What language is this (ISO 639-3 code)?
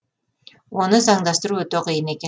kaz